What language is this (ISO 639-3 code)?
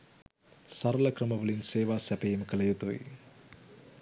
sin